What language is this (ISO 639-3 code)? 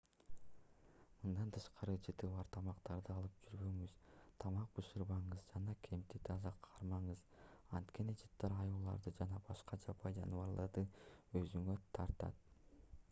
kir